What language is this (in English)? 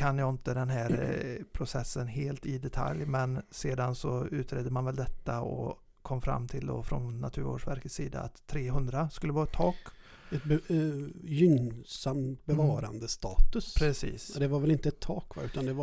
Swedish